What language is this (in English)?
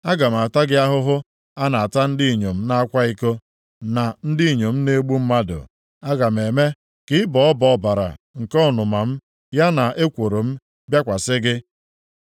Igbo